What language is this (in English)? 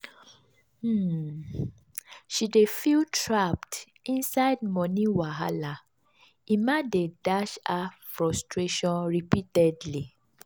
Nigerian Pidgin